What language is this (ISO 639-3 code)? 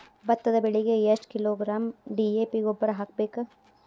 kan